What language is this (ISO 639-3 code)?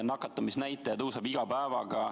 est